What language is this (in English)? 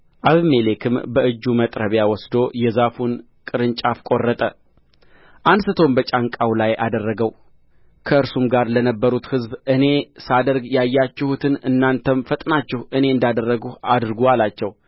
Amharic